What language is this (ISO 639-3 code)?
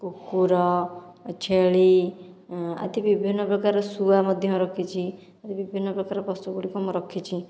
ori